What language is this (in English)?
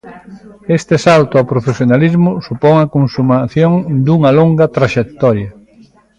Galician